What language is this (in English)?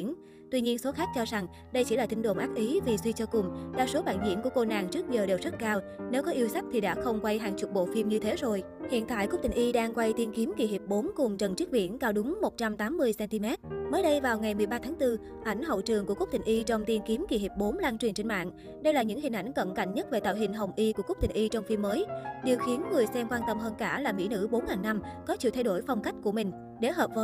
Vietnamese